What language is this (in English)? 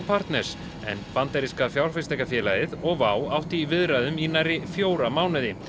Icelandic